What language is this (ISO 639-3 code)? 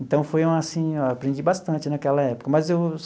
por